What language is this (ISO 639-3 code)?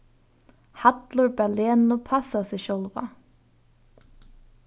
fao